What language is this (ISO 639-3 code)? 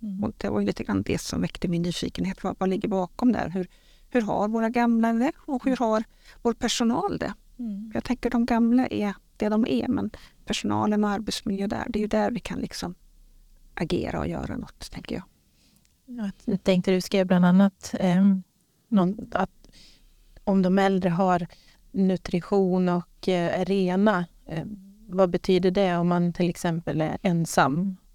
swe